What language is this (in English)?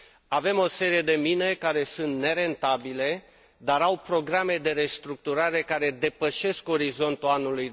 Romanian